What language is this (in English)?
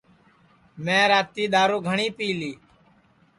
Sansi